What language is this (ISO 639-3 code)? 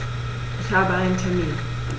deu